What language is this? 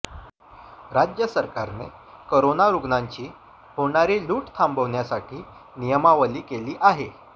Marathi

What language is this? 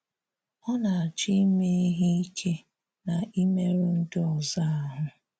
Igbo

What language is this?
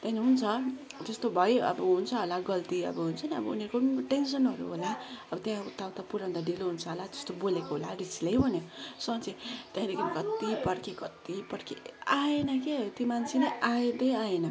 Nepali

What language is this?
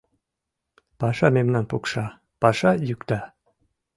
Mari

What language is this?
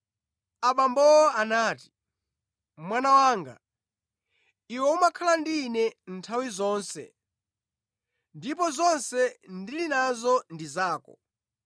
Nyanja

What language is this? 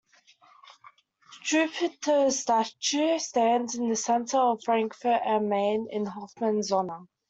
English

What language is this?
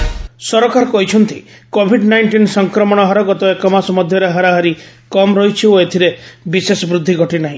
Odia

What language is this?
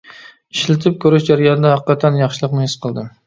Uyghur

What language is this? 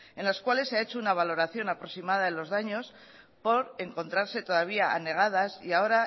Spanish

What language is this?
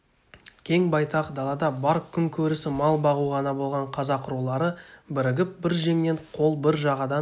Kazakh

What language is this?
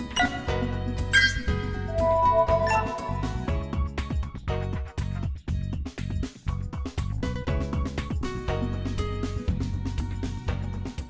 Vietnamese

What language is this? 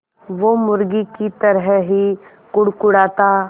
Hindi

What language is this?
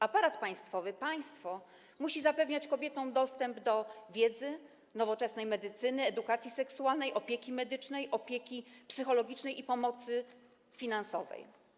Polish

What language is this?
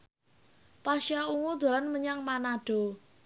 Javanese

